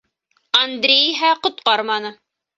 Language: Bashkir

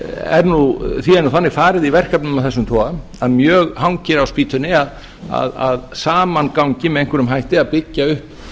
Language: Icelandic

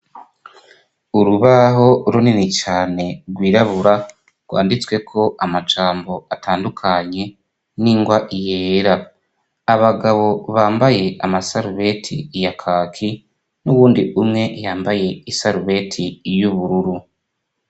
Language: Rundi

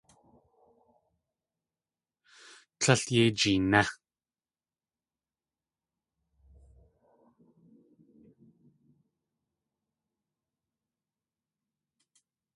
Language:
Tlingit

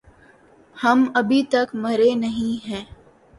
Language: Urdu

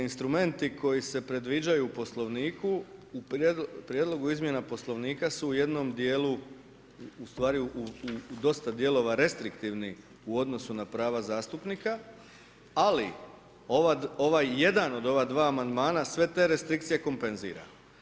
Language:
Croatian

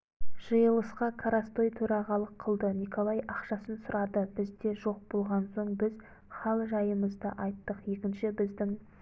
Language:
Kazakh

